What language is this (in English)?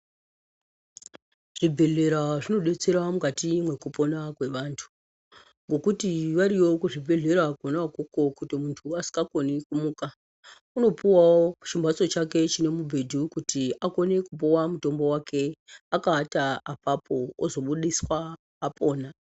Ndau